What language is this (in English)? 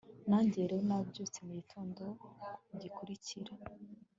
Kinyarwanda